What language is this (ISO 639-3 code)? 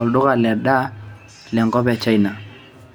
mas